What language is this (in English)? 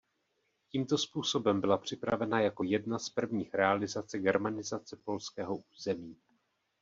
Czech